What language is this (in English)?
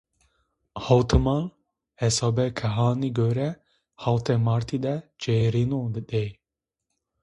Zaza